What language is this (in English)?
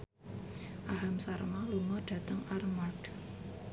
Javanese